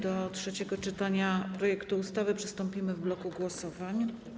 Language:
Polish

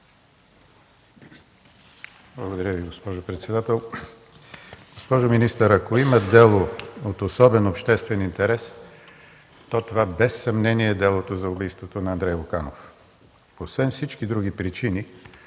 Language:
Bulgarian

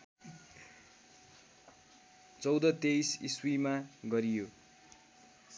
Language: Nepali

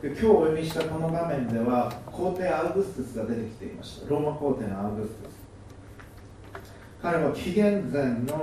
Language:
Japanese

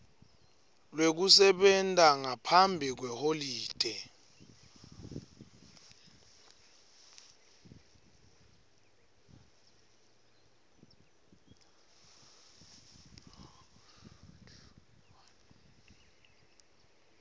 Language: Swati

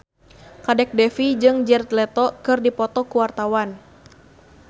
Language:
Sundanese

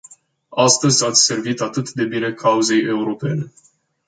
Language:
Romanian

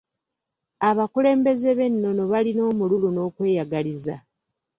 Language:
Ganda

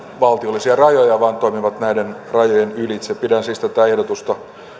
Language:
Finnish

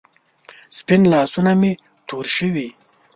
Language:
Pashto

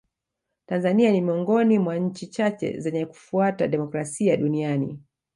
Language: Swahili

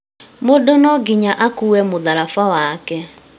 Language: Kikuyu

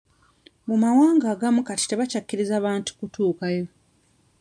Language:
Ganda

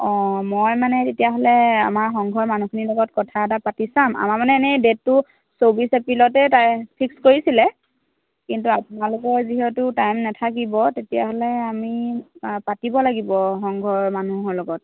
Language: Assamese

